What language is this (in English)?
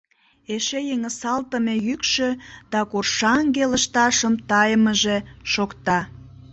Mari